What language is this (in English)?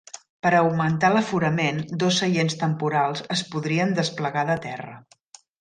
Catalan